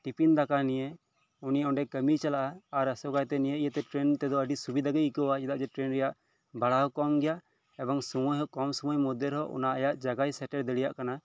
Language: Santali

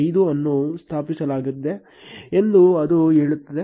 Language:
Kannada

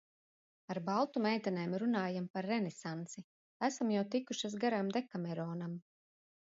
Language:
Latvian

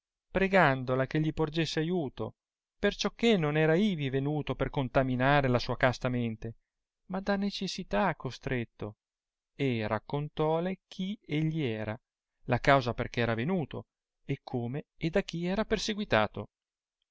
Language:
Italian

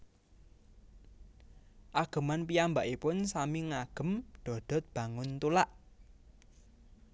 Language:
Javanese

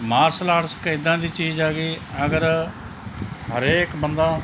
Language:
Punjabi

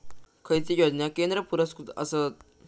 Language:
Marathi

